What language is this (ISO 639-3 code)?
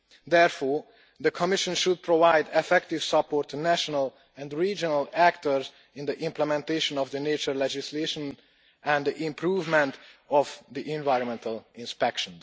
eng